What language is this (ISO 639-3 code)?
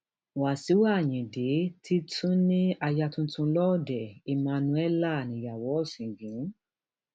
yor